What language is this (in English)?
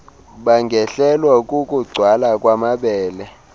Xhosa